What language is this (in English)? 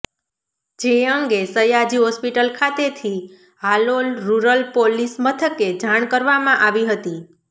Gujarati